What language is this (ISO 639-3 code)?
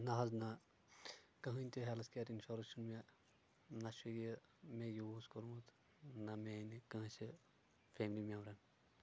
kas